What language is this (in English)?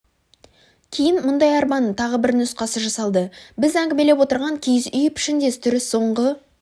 Kazakh